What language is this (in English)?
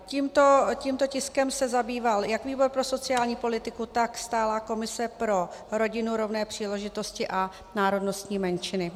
Czech